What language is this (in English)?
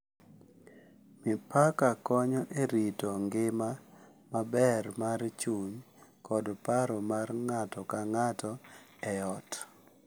Luo (Kenya and Tanzania)